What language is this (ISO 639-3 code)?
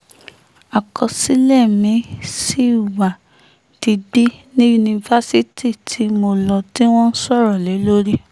yor